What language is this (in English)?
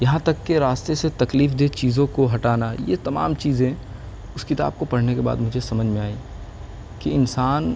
Urdu